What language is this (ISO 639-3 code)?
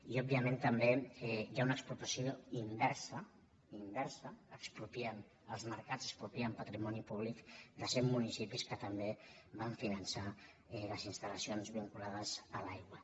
cat